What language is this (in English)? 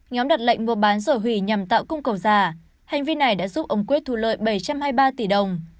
Vietnamese